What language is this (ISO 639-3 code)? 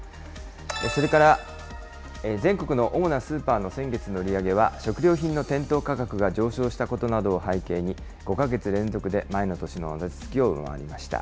jpn